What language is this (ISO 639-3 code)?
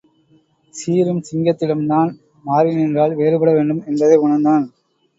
tam